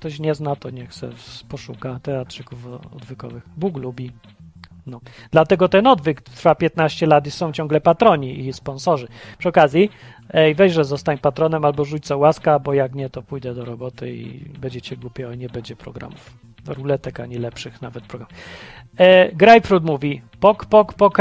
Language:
Polish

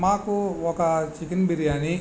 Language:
Telugu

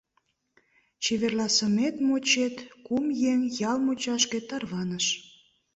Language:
Mari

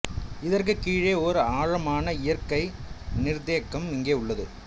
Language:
Tamil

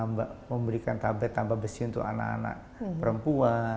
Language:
Indonesian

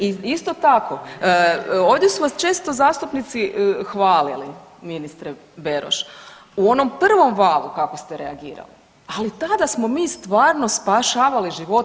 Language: Croatian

